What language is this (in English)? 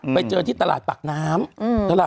Thai